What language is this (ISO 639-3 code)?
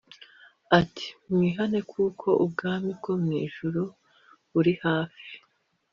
kin